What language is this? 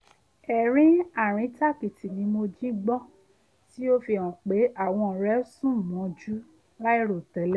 Yoruba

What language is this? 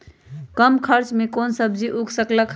Magahi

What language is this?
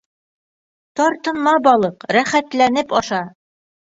Bashkir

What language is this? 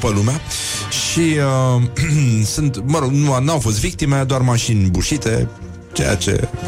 Romanian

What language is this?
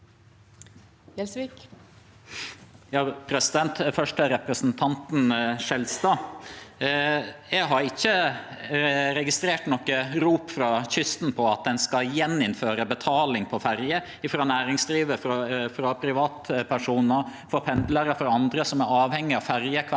Norwegian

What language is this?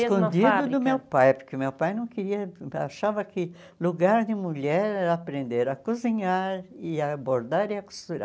Portuguese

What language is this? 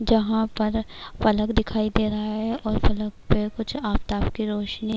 Urdu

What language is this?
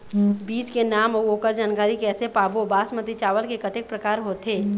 Chhattisgarhi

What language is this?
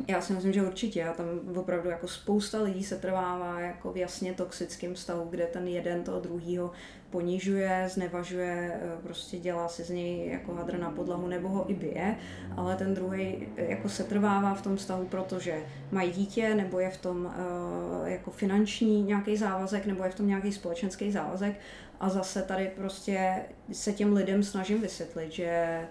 Czech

